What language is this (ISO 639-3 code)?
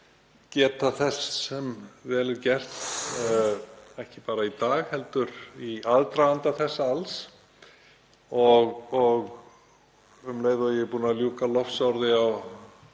isl